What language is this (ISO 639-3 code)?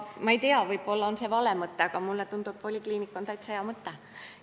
est